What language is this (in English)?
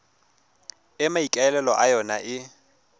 Tswana